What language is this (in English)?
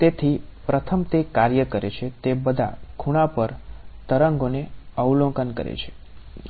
Gujarati